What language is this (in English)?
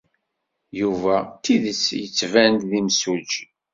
Kabyle